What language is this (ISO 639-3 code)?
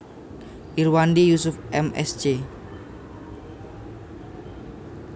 jav